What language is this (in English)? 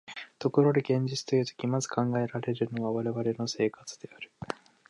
Japanese